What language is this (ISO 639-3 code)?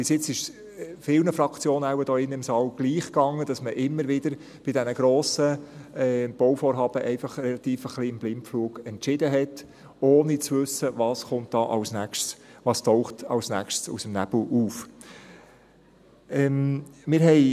gsw